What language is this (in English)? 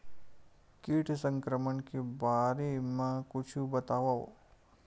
Chhattisgarhi